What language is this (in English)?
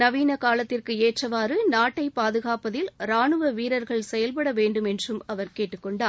Tamil